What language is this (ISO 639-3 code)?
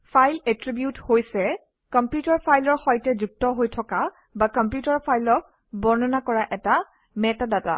asm